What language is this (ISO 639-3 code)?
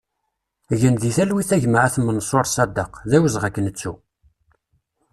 kab